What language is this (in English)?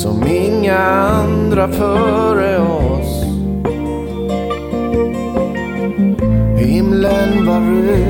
Swedish